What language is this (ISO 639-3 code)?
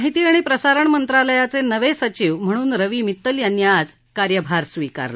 mar